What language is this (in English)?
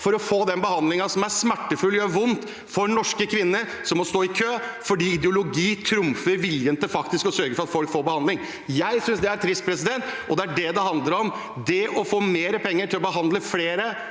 Norwegian